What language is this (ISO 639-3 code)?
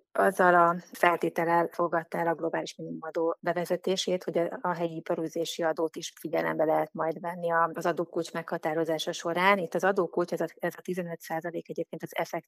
hun